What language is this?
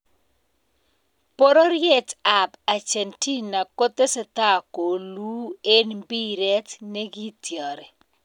Kalenjin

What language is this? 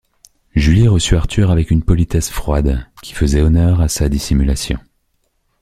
French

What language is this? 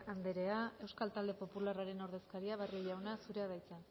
Basque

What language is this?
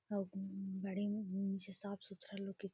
Magahi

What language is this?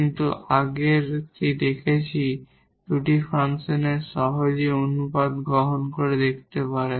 Bangla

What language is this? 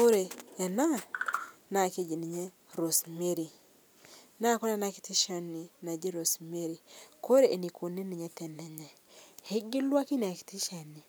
Masai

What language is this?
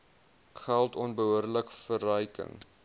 Afrikaans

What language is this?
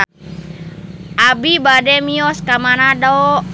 Sundanese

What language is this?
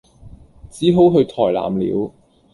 Chinese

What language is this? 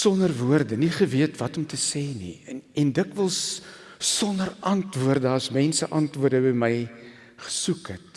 Dutch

